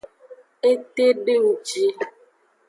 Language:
Aja (Benin)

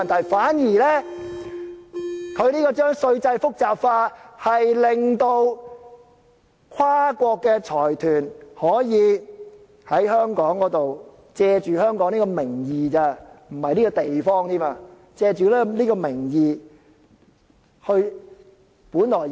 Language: Cantonese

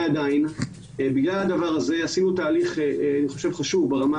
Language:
Hebrew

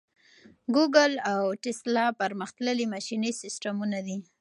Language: Pashto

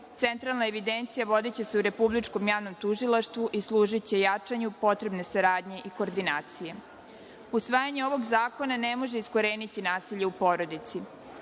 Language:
Serbian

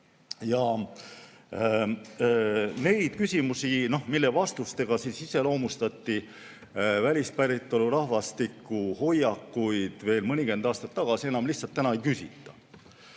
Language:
Estonian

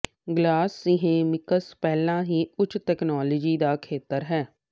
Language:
Punjabi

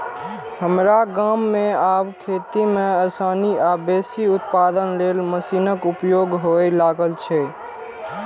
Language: Maithili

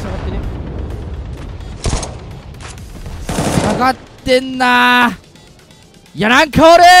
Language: Japanese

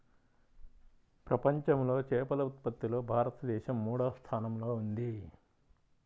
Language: Telugu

